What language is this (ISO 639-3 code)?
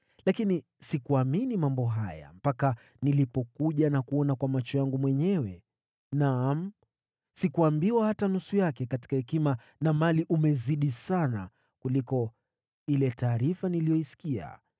swa